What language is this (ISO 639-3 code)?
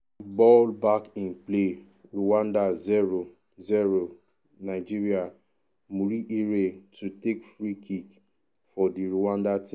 pcm